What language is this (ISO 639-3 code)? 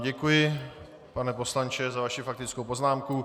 ces